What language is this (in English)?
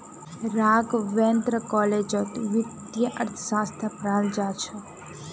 Magahi